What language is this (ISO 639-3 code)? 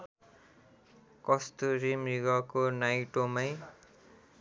nep